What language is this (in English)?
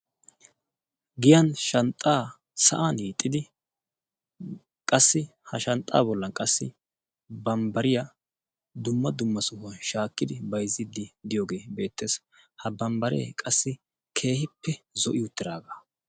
Wolaytta